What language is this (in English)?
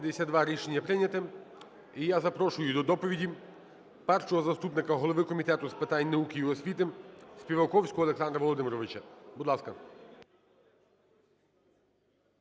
Ukrainian